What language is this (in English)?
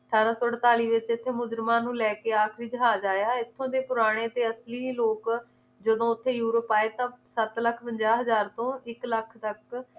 Punjabi